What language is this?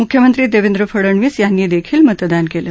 Marathi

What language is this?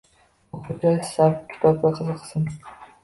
Uzbek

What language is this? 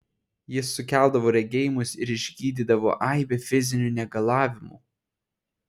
Lithuanian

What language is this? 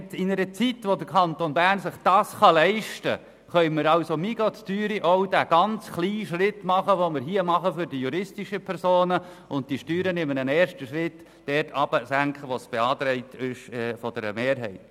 Swiss German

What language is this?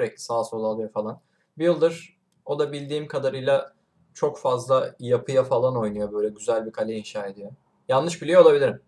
Turkish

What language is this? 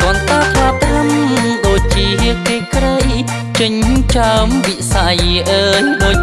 Khmer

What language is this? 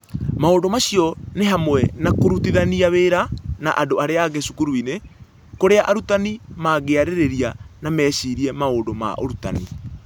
Kikuyu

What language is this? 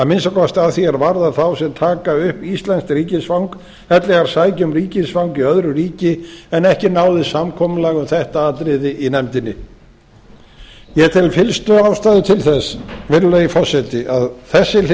Icelandic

